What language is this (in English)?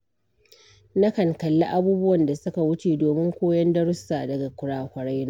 Hausa